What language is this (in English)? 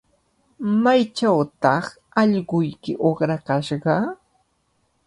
Cajatambo North Lima Quechua